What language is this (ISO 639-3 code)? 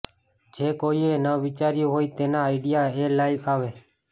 guj